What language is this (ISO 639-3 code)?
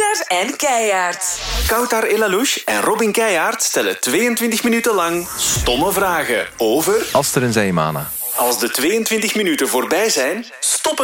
nld